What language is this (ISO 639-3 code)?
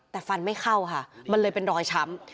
tha